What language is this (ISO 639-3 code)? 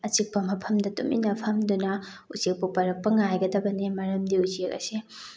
mni